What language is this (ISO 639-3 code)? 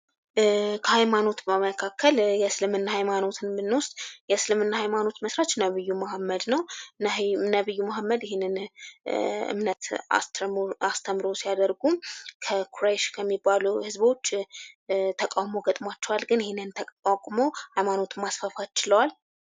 amh